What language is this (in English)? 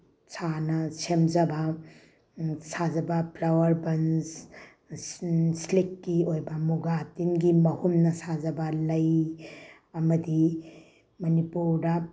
Manipuri